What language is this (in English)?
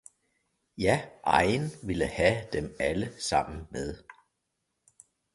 Danish